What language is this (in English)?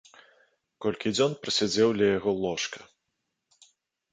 Belarusian